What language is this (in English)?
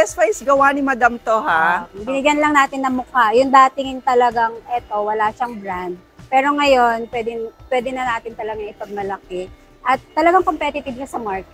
Filipino